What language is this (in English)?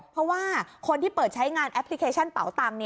Thai